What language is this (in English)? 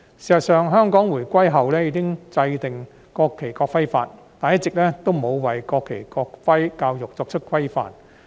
Cantonese